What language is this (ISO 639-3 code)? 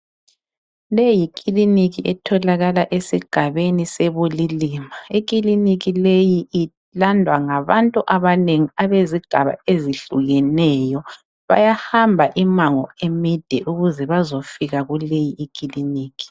nde